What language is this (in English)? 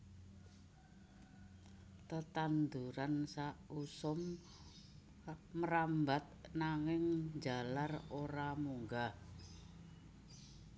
Javanese